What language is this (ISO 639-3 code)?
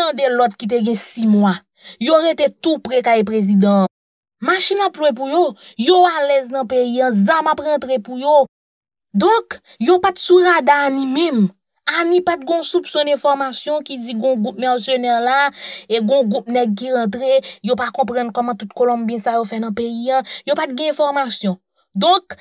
fra